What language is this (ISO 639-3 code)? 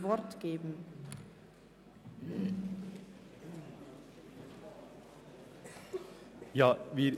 gsw